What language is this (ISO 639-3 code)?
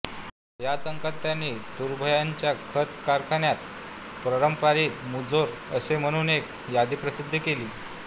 mar